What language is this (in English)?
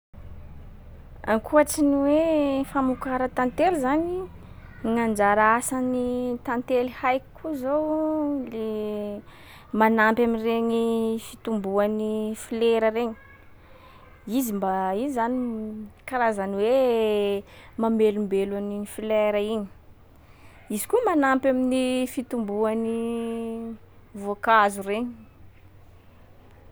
Sakalava Malagasy